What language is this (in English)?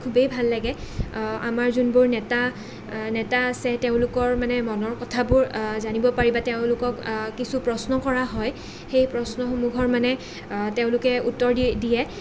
Assamese